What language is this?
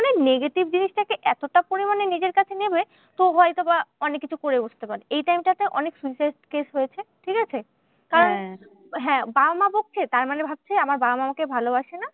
Bangla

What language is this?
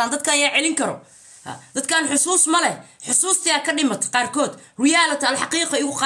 Arabic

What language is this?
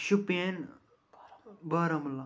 Kashmiri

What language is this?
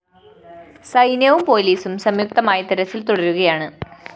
Malayalam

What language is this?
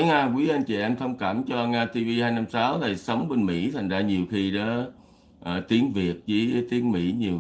Vietnamese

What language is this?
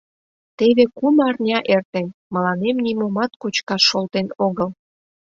Mari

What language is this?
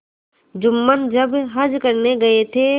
Hindi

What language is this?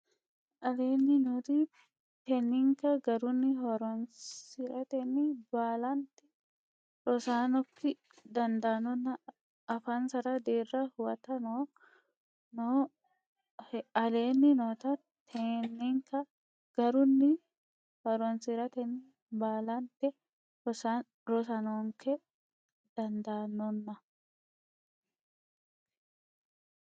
Sidamo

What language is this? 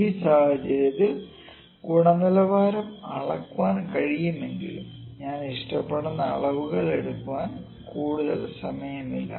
Malayalam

